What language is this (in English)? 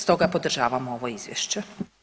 Croatian